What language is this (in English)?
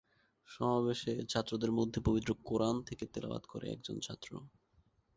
Bangla